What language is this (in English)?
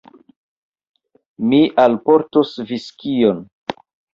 Esperanto